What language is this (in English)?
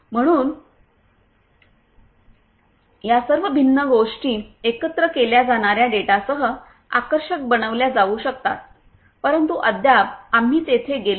Marathi